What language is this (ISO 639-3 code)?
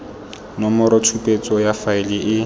tsn